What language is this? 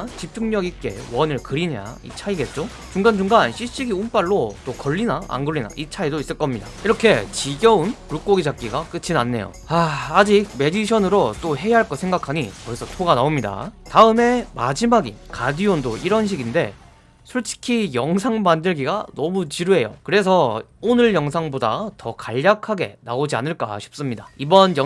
Korean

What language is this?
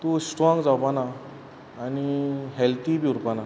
Konkani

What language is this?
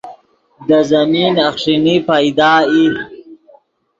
Yidgha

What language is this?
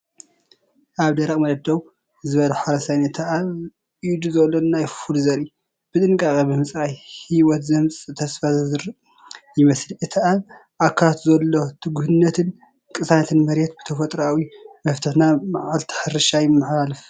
Tigrinya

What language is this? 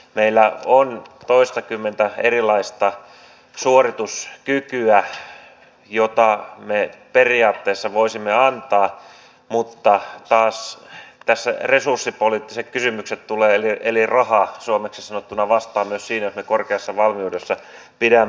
Finnish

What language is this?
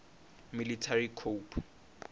Tsonga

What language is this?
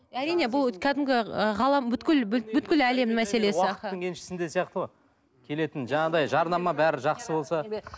Kazakh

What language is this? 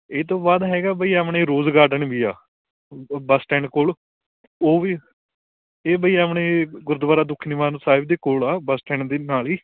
Punjabi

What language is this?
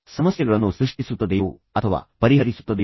Kannada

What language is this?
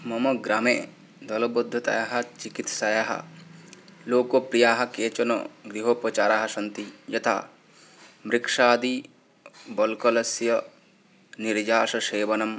Sanskrit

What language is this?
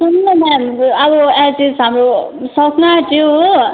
Nepali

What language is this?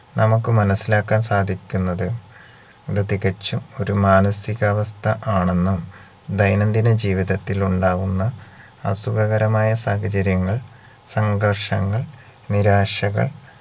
Malayalam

